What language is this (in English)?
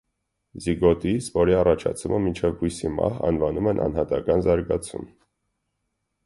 Armenian